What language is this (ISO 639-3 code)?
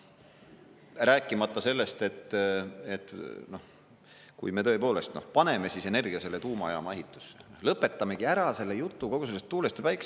est